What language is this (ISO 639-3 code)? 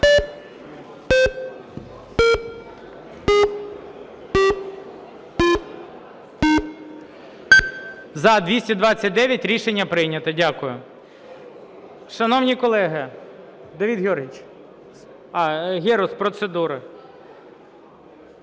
ukr